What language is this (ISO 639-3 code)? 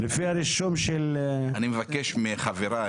heb